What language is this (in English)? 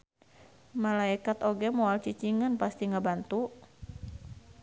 Sundanese